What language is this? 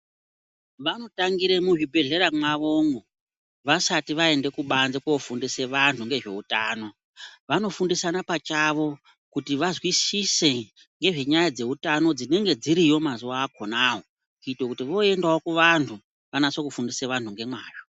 Ndau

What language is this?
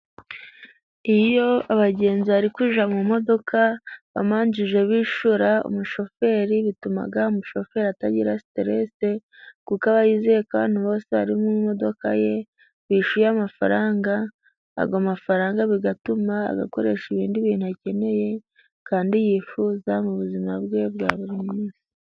Kinyarwanda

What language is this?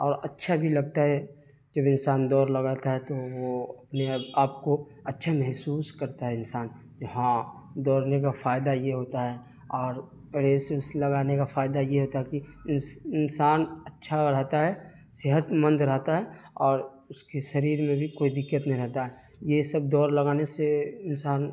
Urdu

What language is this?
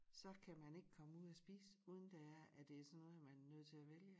Danish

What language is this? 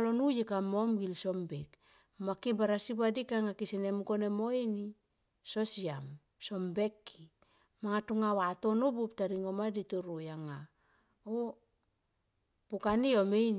Tomoip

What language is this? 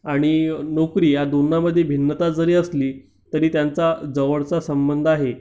Marathi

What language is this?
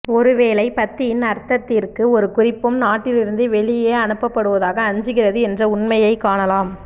Tamil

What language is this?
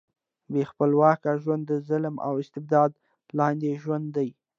Pashto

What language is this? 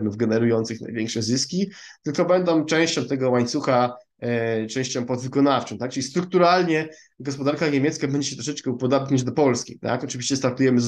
Polish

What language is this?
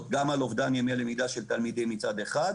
Hebrew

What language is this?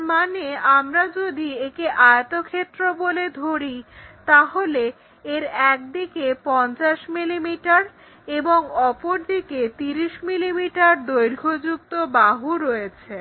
Bangla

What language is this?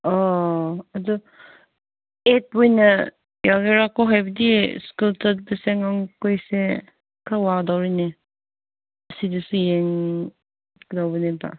Manipuri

